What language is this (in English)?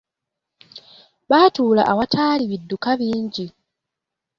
Ganda